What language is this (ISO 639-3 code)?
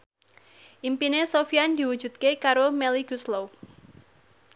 jav